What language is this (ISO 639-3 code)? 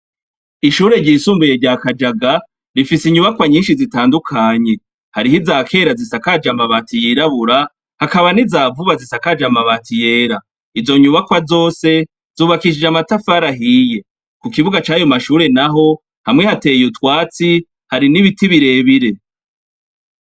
run